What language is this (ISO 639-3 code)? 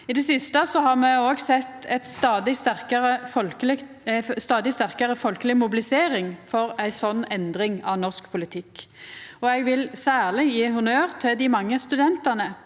nor